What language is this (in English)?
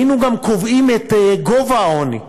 Hebrew